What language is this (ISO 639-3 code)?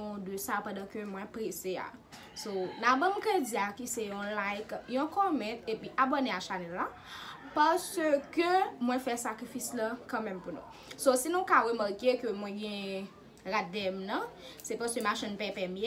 fra